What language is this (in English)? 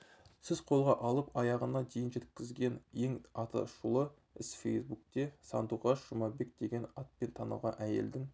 Kazakh